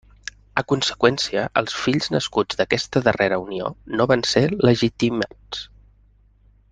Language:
Catalan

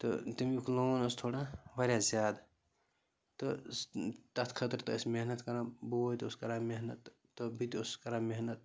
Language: Kashmiri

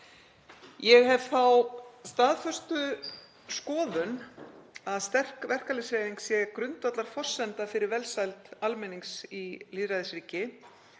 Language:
Icelandic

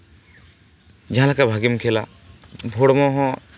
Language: Santali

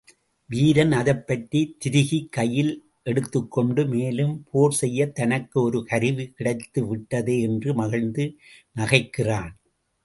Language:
Tamil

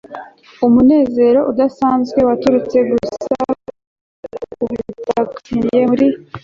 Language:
Kinyarwanda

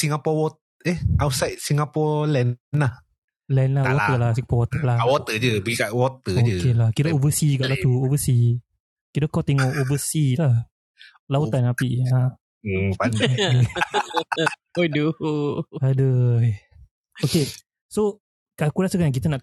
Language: Malay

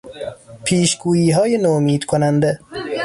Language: Persian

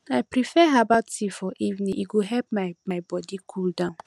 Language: Nigerian Pidgin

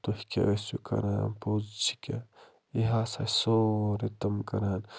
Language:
Kashmiri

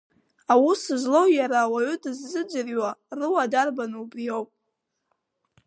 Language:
Abkhazian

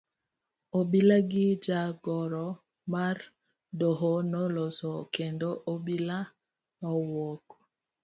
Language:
Luo (Kenya and Tanzania)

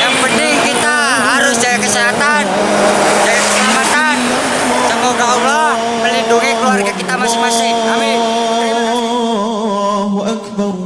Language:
Indonesian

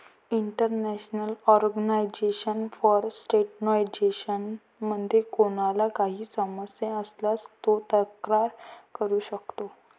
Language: Marathi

